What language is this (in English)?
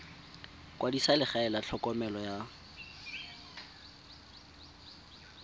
Tswana